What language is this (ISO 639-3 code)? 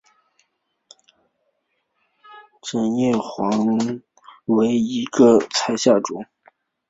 zho